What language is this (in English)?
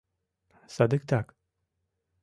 Mari